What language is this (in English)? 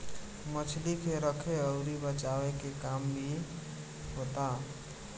Bhojpuri